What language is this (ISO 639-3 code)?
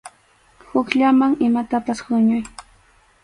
qxu